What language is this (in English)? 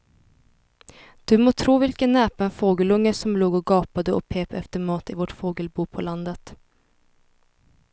Swedish